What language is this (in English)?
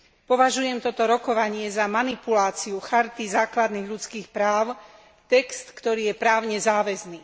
Slovak